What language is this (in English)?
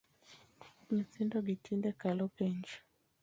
Luo (Kenya and Tanzania)